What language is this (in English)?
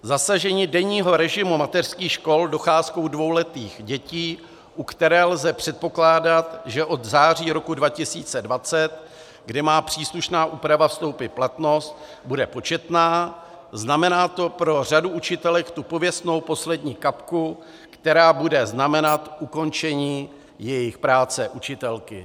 Czech